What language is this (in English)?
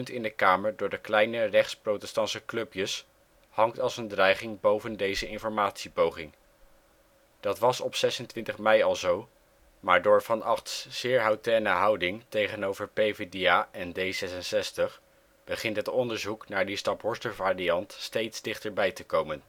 Dutch